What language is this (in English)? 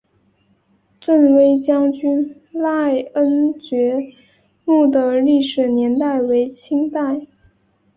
Chinese